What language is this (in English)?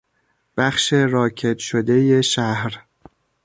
Persian